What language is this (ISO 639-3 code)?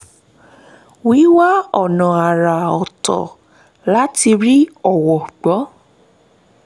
yor